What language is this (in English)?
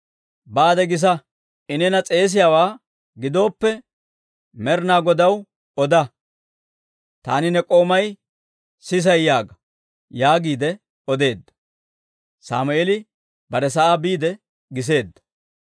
Dawro